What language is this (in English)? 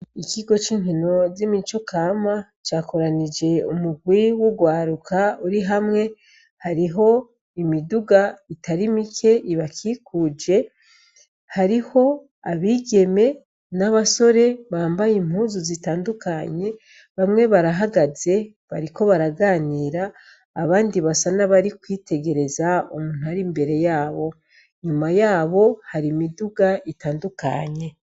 Rundi